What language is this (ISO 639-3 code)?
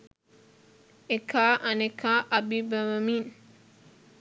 sin